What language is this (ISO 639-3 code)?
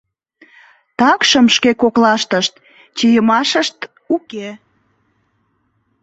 chm